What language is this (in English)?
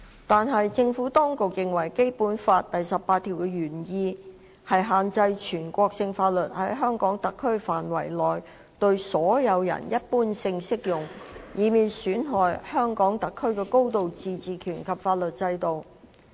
Cantonese